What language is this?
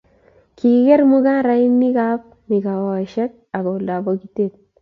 Kalenjin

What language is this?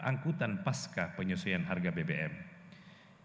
Indonesian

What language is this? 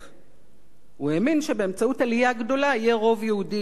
Hebrew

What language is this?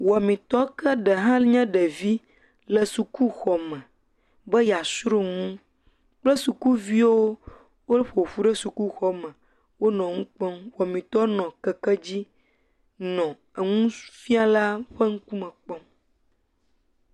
Ewe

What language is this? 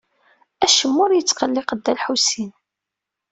Kabyle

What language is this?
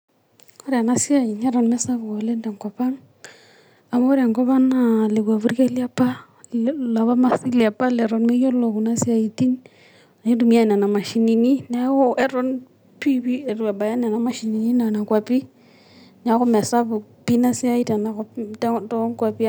Masai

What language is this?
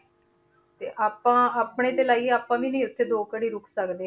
Punjabi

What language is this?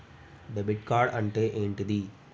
Telugu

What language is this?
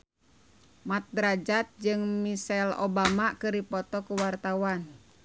Sundanese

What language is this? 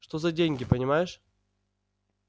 Russian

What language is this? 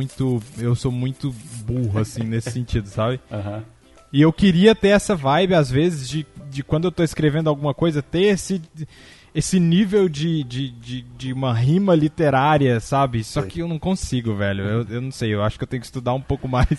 Portuguese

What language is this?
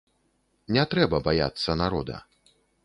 Belarusian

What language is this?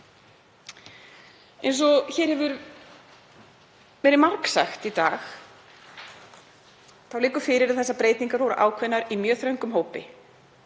Icelandic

